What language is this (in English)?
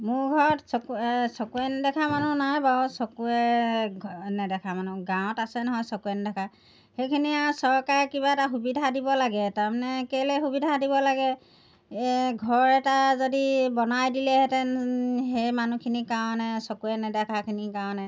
Assamese